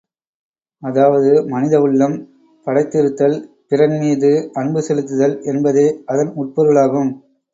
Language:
Tamil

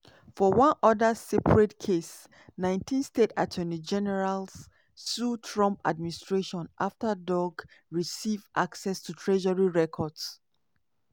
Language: Nigerian Pidgin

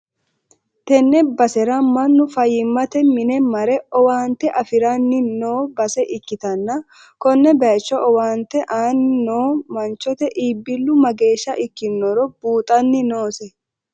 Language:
Sidamo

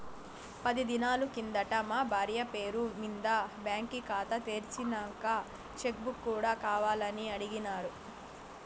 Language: Telugu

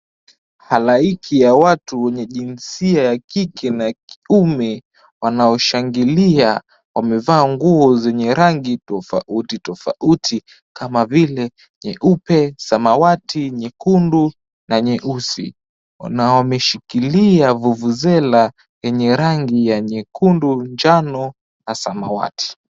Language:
Swahili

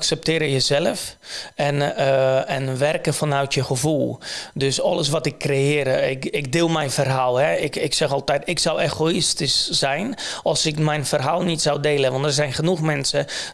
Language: Dutch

